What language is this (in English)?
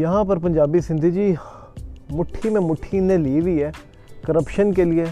Urdu